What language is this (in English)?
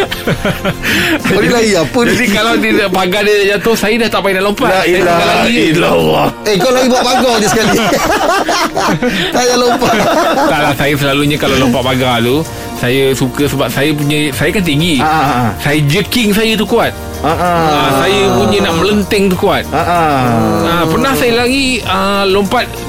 Malay